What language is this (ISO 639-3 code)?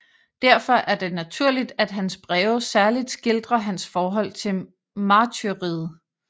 dan